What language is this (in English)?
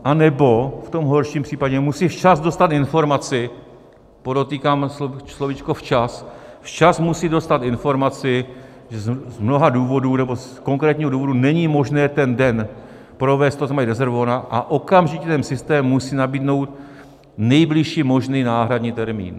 Czech